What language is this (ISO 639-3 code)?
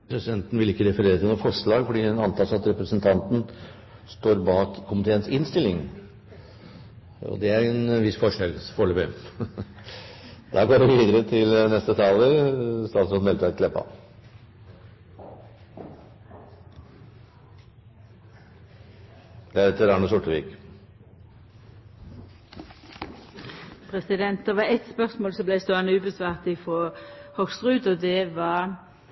nor